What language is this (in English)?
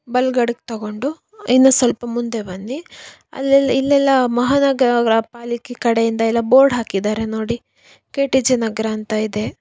Kannada